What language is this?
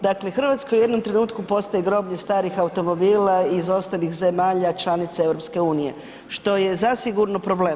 Croatian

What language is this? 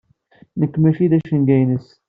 Kabyle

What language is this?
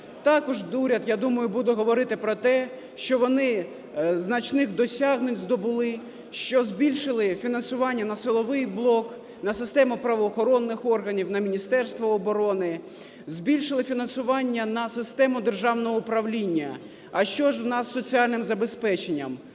Ukrainian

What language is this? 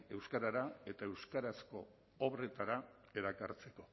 Basque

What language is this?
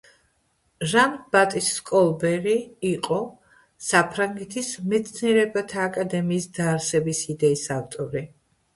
Georgian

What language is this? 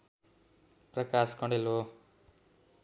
Nepali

